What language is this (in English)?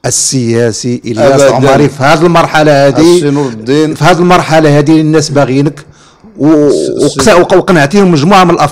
Arabic